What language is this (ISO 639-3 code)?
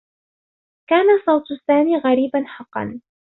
ara